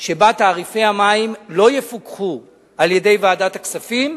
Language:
Hebrew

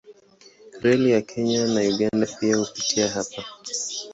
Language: Swahili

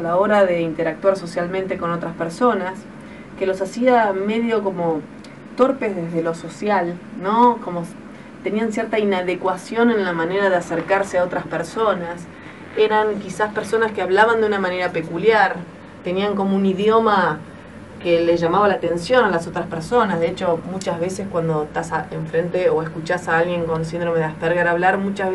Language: Spanish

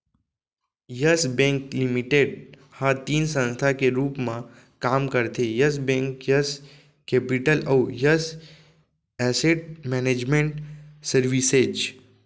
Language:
Chhattisgarhi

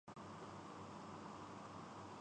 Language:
Urdu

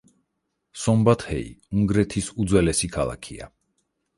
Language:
Georgian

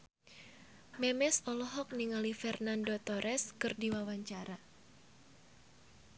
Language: Sundanese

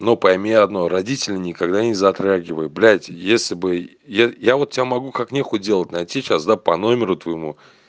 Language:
Russian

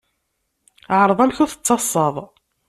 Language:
Kabyle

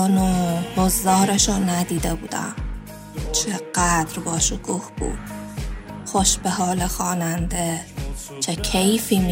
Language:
Persian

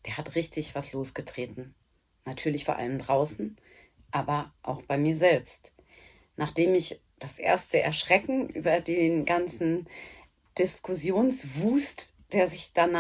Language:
German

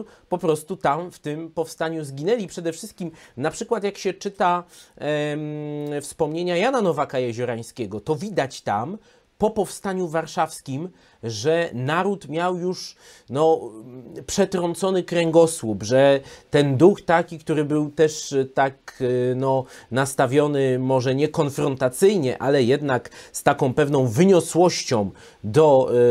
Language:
Polish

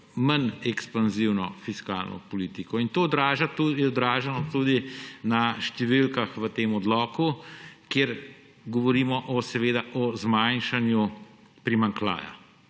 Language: Slovenian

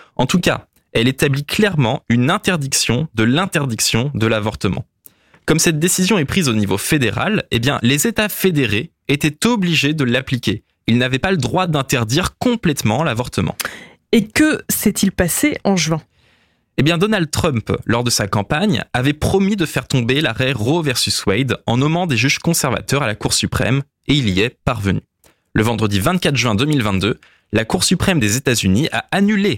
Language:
French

